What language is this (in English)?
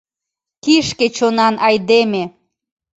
Mari